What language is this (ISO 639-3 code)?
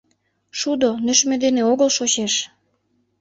chm